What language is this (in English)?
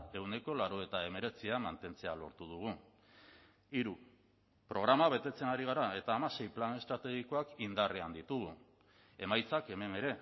Basque